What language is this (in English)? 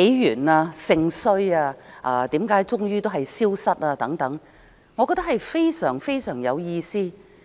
Cantonese